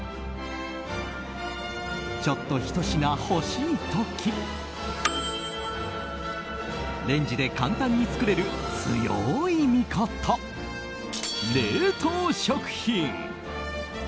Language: Japanese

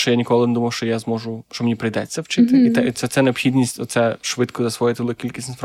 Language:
Ukrainian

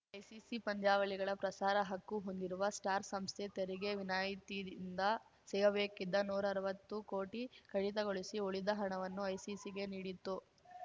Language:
Kannada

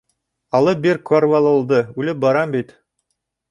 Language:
Bashkir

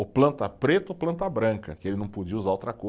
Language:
Portuguese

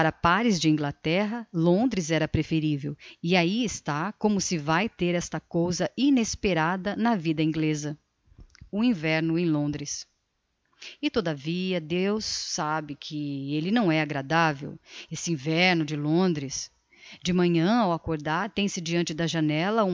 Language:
Portuguese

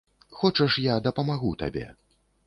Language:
Belarusian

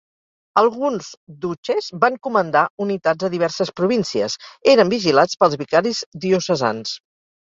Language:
Catalan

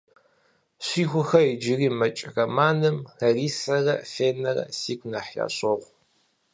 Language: Kabardian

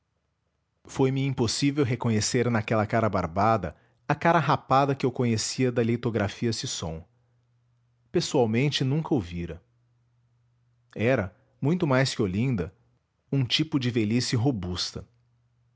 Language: Portuguese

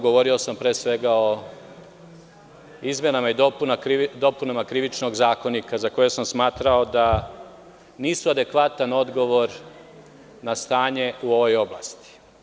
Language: Serbian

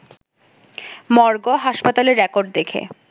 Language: Bangla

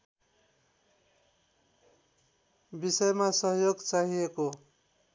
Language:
Nepali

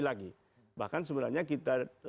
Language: Indonesian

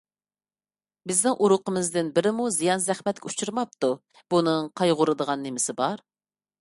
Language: Uyghur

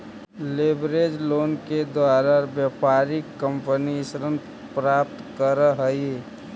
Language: Magahi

